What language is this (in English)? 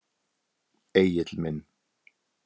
Icelandic